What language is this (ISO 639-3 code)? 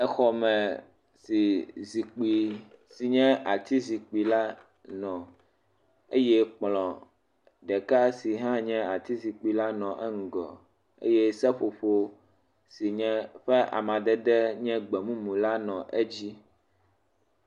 ewe